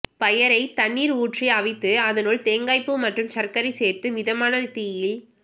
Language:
Tamil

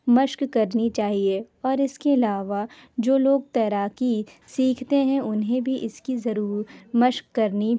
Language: Urdu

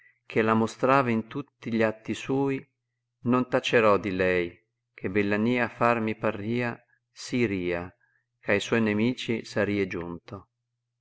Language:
Italian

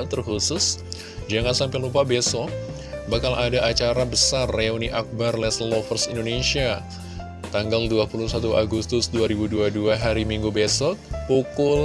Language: Indonesian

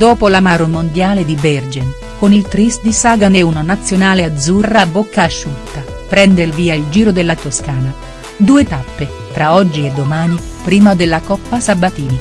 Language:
Italian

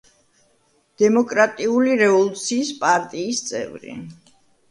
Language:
Georgian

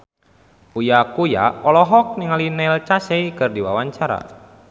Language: Sundanese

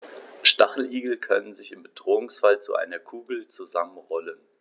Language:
German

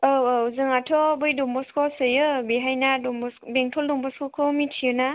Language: Bodo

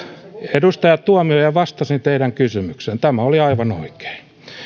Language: Finnish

